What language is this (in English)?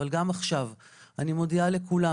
Hebrew